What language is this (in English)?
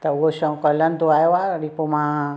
Sindhi